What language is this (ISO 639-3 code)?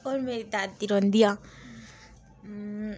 doi